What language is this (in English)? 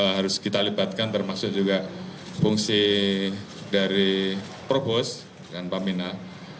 Indonesian